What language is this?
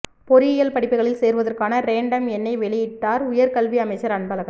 Tamil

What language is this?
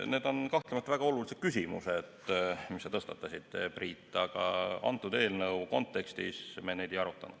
Estonian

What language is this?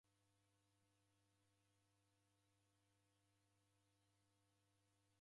Taita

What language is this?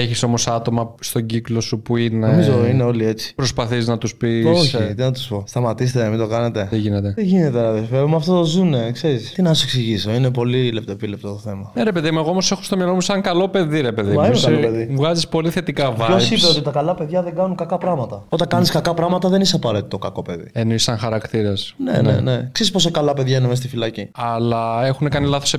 Greek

